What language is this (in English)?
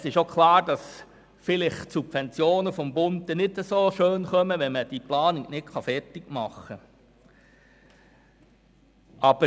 Swiss German